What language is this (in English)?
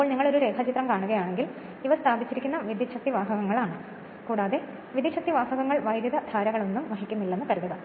Malayalam